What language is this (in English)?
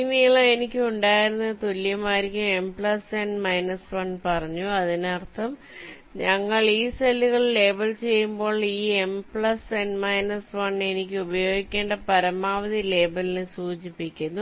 Malayalam